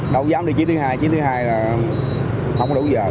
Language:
Vietnamese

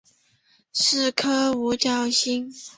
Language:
Chinese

